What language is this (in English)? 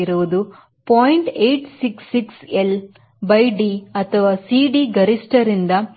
Kannada